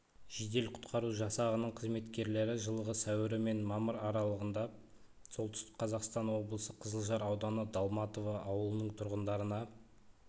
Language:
Kazakh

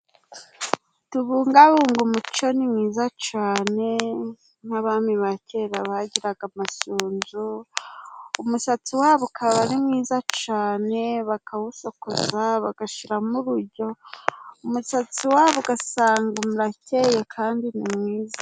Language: Kinyarwanda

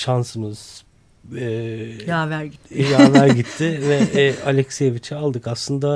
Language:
Turkish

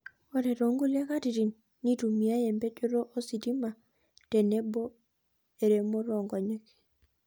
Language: Masai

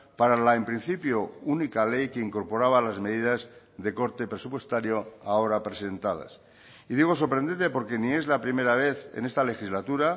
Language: Spanish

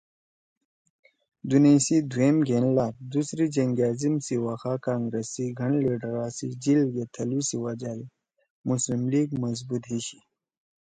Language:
Torwali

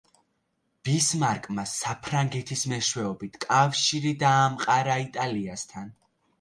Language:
Georgian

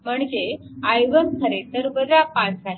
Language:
Marathi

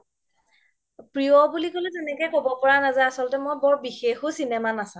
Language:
Assamese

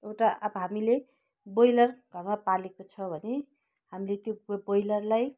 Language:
Nepali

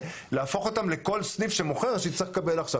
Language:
Hebrew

